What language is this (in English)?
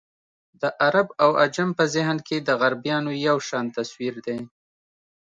Pashto